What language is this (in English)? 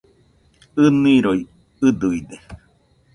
Nüpode Huitoto